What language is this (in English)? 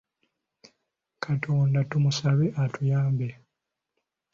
Ganda